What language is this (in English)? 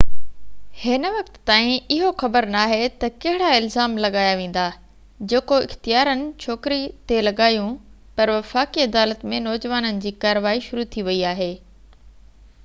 Sindhi